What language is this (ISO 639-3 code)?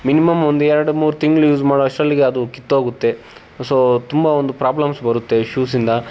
kan